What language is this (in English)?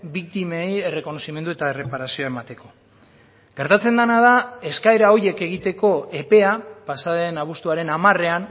Basque